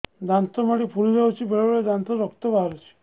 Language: Odia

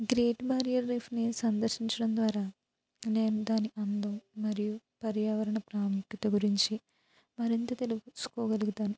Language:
Telugu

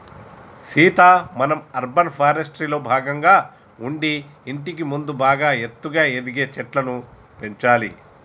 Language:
Telugu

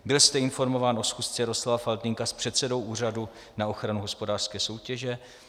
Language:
Czech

